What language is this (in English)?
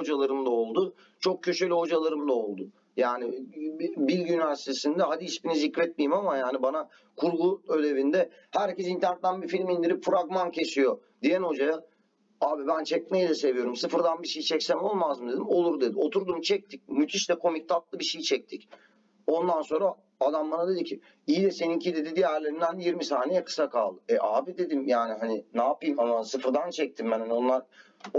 Turkish